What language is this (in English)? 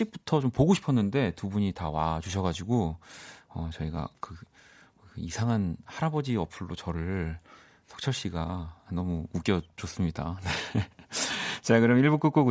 Korean